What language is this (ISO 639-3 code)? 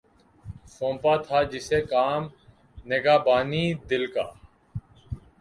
urd